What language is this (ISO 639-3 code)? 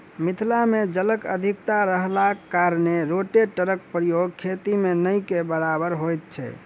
mai